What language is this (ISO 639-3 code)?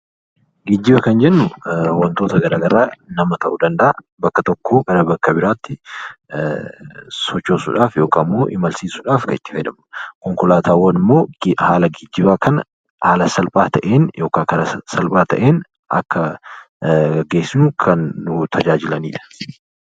orm